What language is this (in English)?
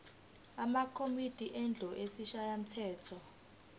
Zulu